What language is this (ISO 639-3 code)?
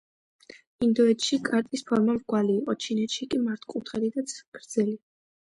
kat